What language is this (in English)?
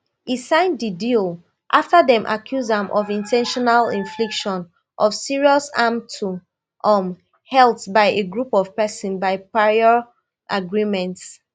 Nigerian Pidgin